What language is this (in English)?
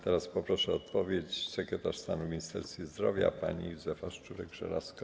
Polish